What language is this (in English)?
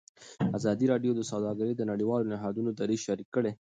Pashto